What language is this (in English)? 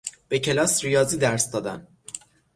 Persian